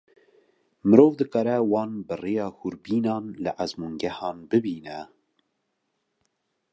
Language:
Kurdish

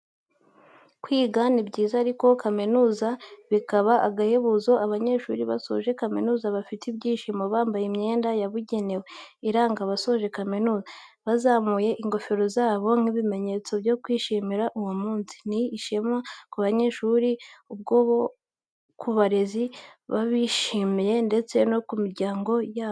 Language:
Kinyarwanda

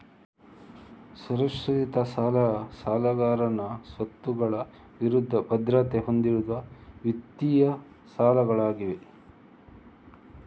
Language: Kannada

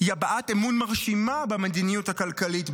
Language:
Hebrew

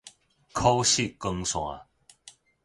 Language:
Min Nan Chinese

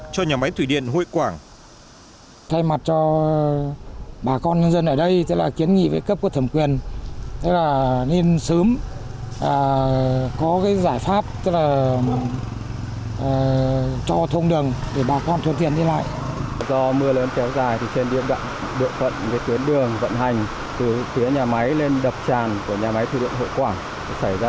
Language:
Vietnamese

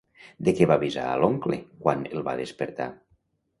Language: Catalan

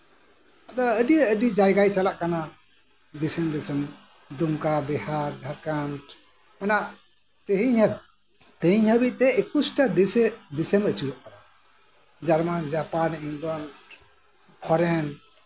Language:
Santali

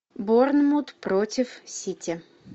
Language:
Russian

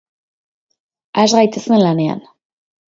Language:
Basque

